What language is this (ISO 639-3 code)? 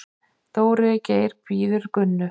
isl